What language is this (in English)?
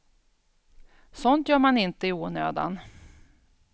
Swedish